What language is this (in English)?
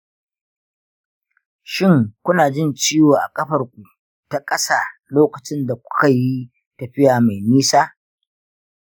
Hausa